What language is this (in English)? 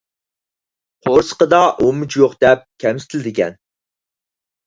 Uyghur